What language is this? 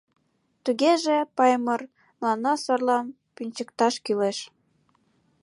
Mari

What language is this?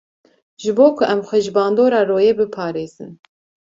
Kurdish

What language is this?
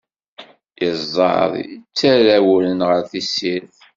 Kabyle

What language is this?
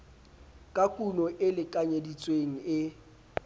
Southern Sotho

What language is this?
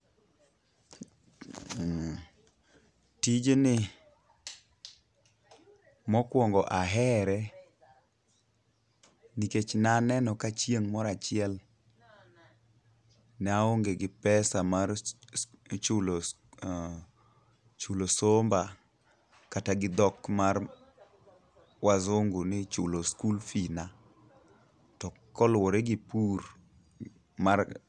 Luo (Kenya and Tanzania)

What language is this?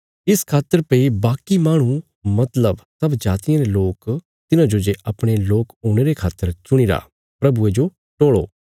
Bilaspuri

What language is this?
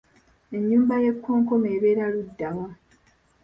Ganda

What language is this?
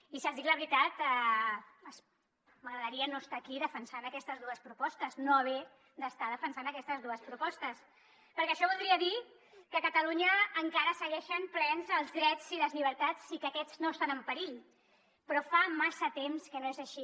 Catalan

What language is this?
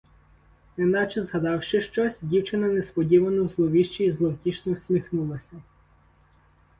Ukrainian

